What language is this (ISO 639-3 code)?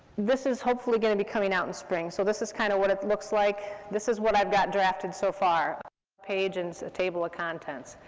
eng